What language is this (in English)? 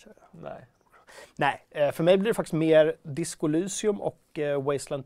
Swedish